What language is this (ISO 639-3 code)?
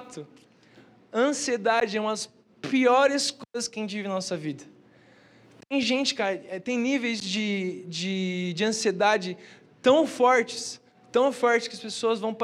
por